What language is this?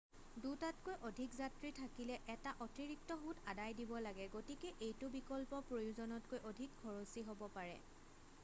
Assamese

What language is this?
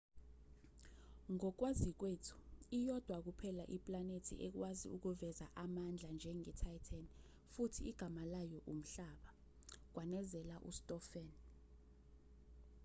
Zulu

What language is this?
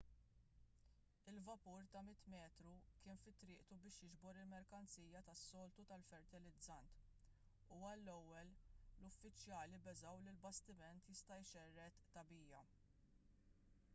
Maltese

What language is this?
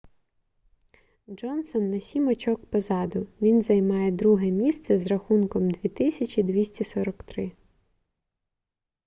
Ukrainian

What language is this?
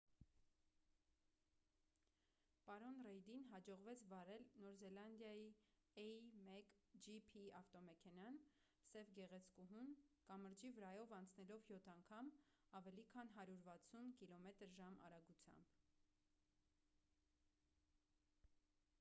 Armenian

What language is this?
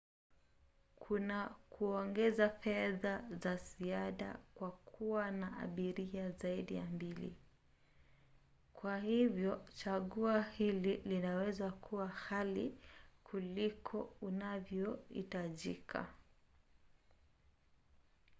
Swahili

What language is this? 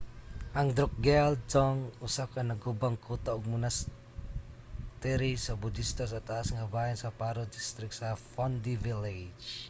Cebuano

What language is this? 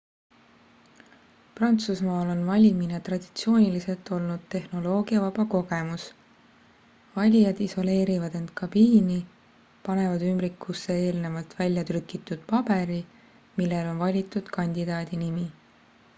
Estonian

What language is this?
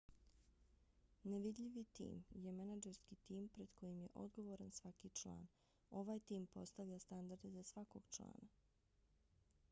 Bosnian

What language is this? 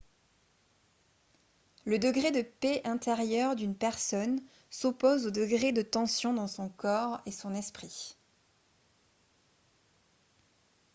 French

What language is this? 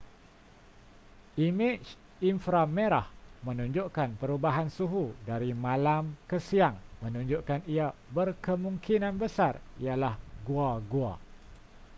Malay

